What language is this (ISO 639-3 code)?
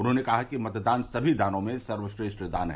hin